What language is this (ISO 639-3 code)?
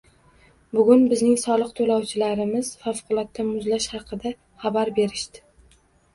uzb